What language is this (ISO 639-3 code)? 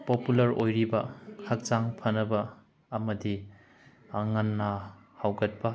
mni